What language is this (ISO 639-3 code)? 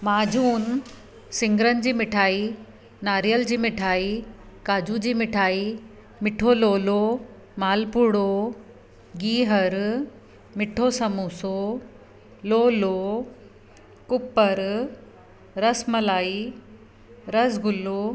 snd